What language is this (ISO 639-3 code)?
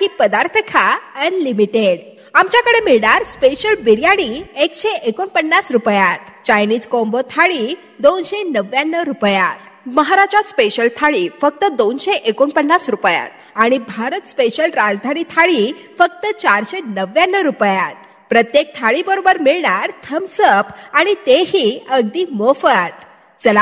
ron